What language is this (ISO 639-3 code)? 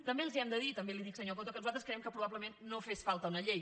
cat